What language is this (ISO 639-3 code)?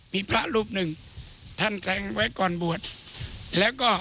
tha